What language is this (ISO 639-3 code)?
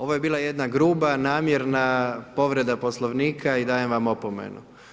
hrv